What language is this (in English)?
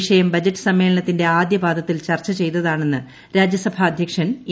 Malayalam